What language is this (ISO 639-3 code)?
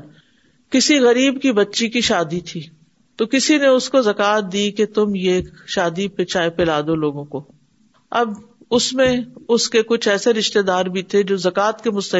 urd